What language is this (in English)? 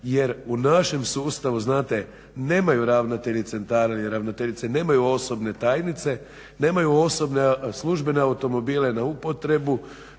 Croatian